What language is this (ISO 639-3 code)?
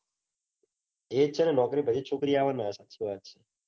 guj